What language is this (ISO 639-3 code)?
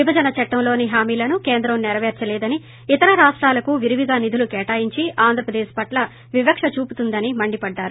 tel